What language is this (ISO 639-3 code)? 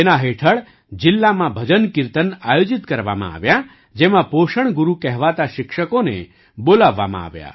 guj